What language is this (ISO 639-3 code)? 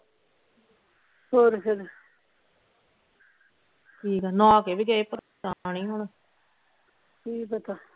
pan